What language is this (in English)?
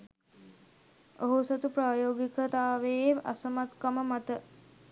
Sinhala